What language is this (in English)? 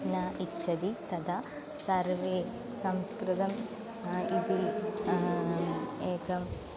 Sanskrit